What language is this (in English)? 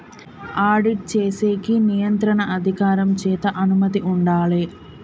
Telugu